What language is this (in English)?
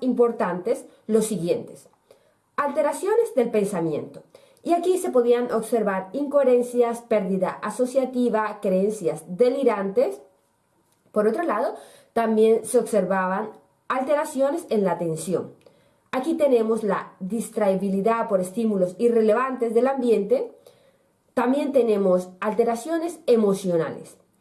Spanish